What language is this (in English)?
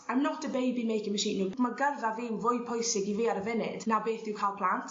Welsh